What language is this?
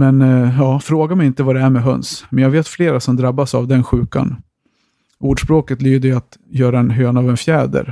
Swedish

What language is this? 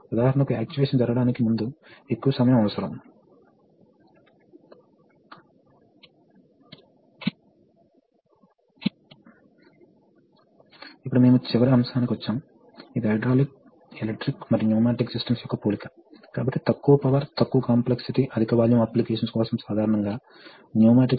Telugu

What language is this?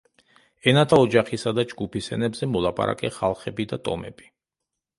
Georgian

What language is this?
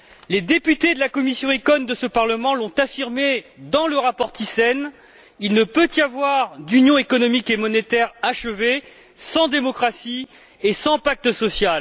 French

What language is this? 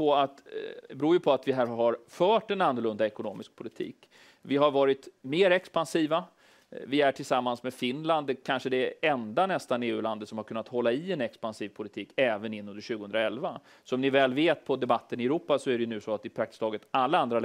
Swedish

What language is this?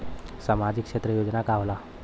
Bhojpuri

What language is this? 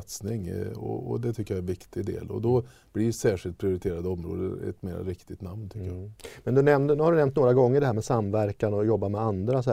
Swedish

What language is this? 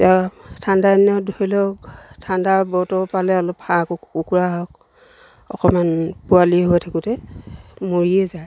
Assamese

